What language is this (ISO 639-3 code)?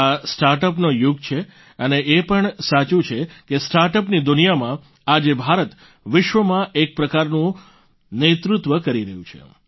guj